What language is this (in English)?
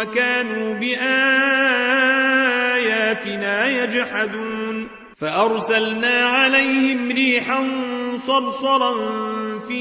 Arabic